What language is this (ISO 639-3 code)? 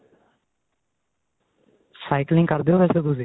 pan